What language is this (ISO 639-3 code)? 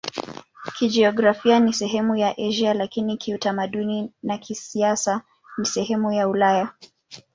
swa